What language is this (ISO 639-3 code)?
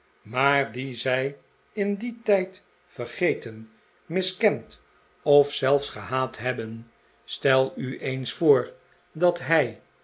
nld